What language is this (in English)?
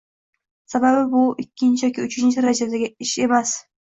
Uzbek